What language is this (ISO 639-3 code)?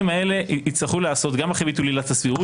heb